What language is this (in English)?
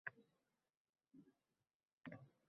Uzbek